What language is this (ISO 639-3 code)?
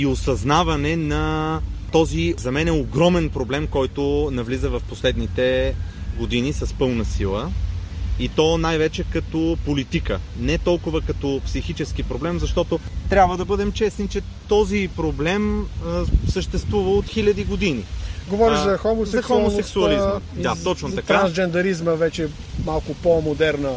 bul